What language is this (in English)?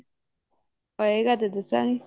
Punjabi